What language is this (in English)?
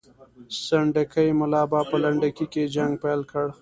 Pashto